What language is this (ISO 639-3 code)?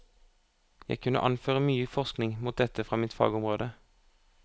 nor